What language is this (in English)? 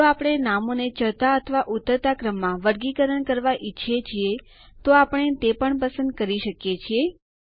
Gujarati